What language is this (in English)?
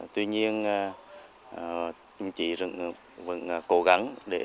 Vietnamese